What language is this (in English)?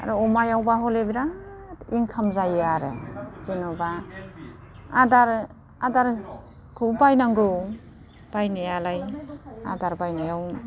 Bodo